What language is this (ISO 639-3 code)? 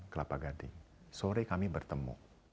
ind